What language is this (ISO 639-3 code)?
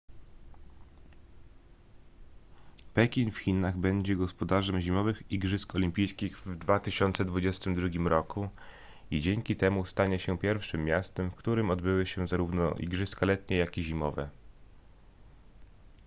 pol